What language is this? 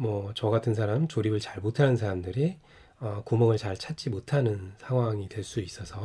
Korean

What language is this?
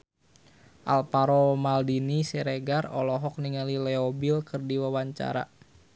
Sundanese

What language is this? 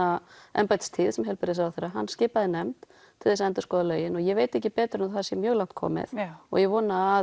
Icelandic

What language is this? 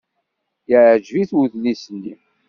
Kabyle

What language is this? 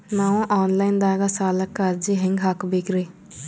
Kannada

